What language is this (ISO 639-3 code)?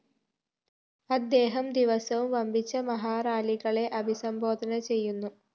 mal